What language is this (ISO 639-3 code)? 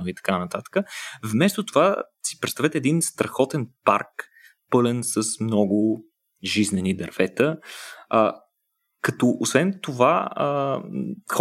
bul